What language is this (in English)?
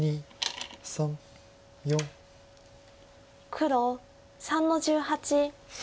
Japanese